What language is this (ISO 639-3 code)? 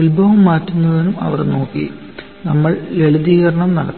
mal